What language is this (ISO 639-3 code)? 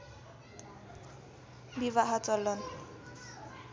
nep